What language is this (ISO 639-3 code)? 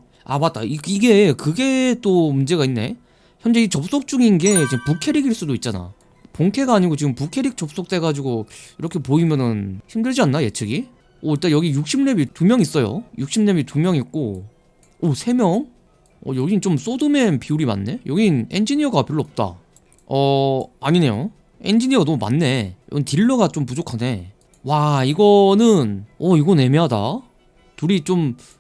kor